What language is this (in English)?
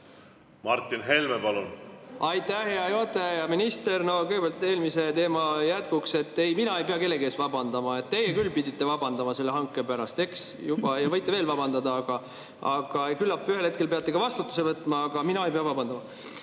Estonian